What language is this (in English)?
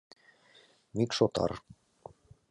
Mari